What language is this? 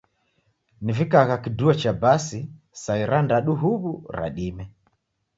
Taita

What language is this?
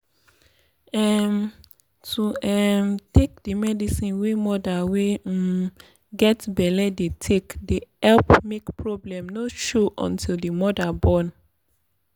Nigerian Pidgin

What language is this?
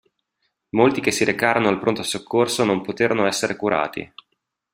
Italian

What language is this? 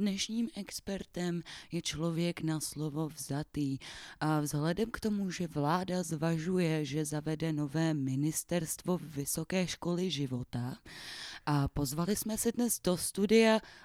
Czech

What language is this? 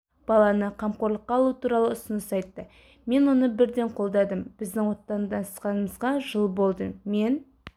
Kazakh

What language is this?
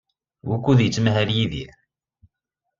Kabyle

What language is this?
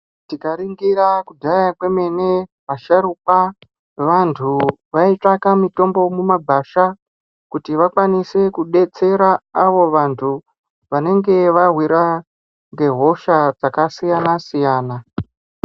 Ndau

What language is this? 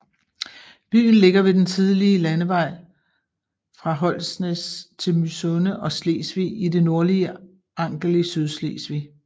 Danish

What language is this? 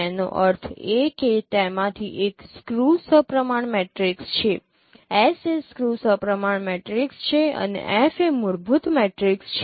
Gujarati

